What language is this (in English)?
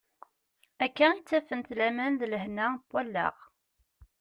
Kabyle